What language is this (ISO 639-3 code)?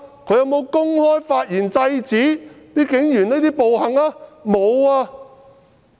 yue